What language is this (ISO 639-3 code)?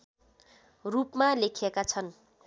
nep